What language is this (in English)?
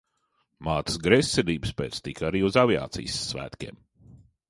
Latvian